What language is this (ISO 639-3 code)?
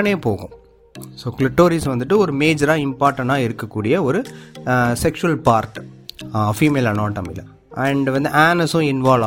tam